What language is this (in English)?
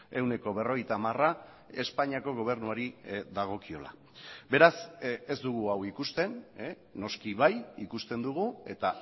Basque